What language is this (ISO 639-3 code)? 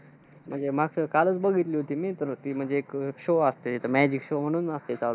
mar